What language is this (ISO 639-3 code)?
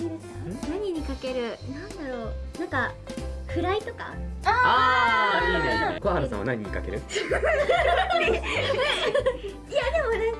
jpn